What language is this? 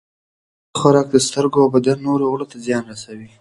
Pashto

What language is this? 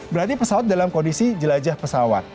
Indonesian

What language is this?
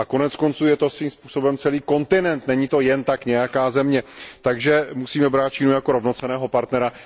Czech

